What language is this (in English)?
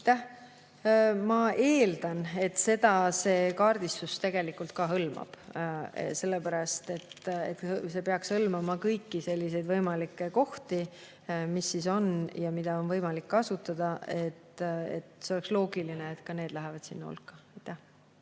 Estonian